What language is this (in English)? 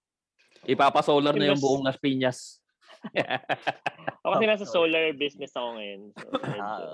Filipino